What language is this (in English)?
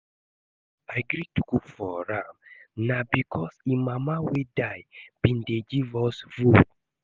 Nigerian Pidgin